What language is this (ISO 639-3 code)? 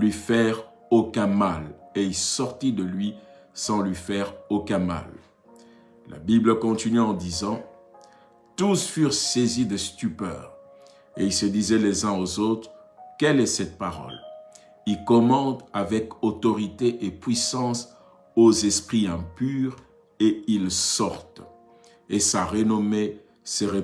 fra